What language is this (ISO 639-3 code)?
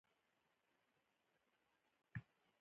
pus